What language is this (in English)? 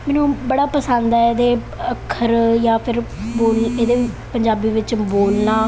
Punjabi